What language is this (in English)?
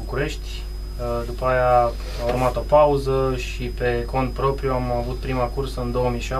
Romanian